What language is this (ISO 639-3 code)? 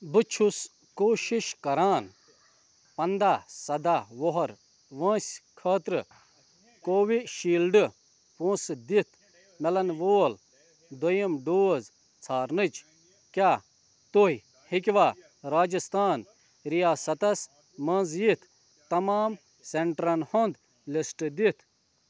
kas